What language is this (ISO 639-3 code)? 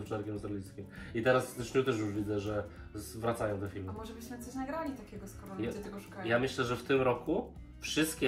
pol